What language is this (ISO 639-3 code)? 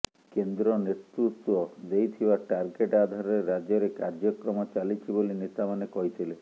ori